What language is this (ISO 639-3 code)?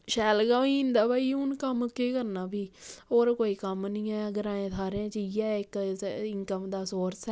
doi